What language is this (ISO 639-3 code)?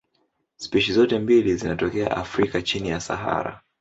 swa